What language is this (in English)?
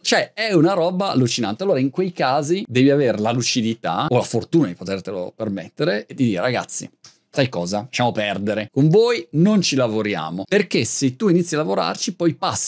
Italian